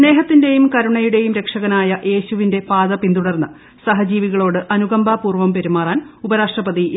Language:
Malayalam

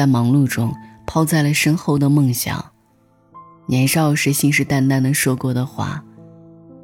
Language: Chinese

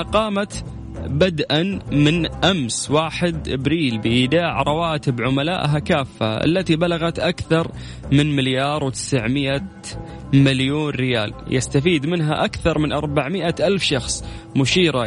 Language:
Arabic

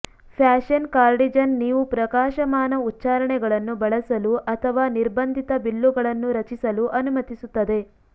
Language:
Kannada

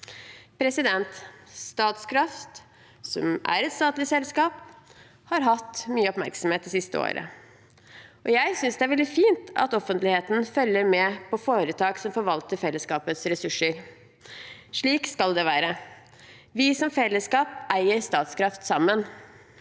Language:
Norwegian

